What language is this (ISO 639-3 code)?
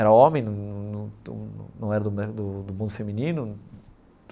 por